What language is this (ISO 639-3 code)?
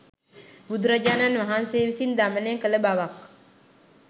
sin